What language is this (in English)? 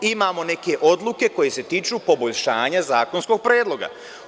Serbian